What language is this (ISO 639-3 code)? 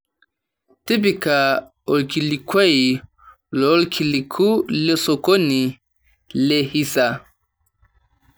mas